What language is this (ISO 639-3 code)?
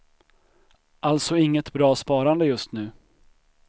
swe